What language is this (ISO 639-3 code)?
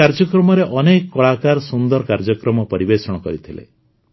ori